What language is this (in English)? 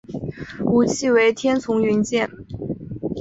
Chinese